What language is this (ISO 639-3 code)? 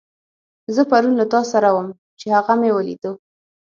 pus